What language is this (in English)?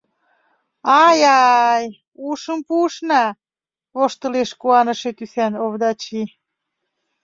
Mari